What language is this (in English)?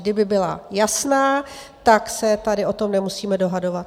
Czech